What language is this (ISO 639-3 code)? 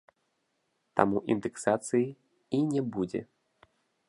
bel